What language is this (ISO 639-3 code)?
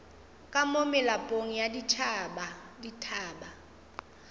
nso